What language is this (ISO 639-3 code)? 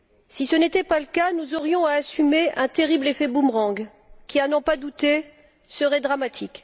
fra